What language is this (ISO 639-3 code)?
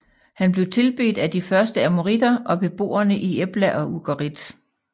dan